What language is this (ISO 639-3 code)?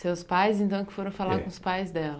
por